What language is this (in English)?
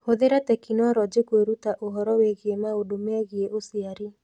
Kikuyu